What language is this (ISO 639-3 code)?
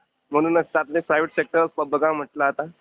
mar